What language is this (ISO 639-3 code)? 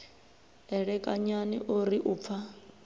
ven